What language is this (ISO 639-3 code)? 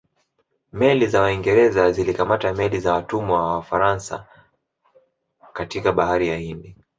swa